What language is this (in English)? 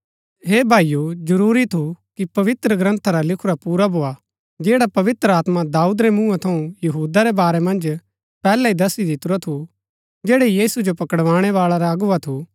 Gaddi